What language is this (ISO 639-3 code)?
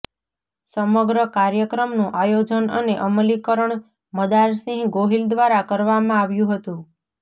guj